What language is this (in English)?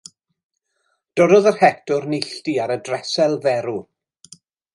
Welsh